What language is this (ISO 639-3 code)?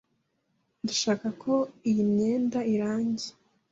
kin